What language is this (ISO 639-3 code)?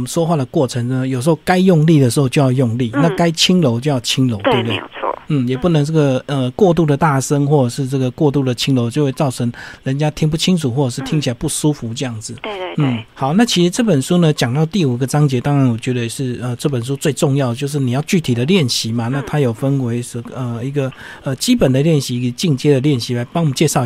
zho